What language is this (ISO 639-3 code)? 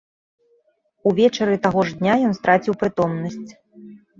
bel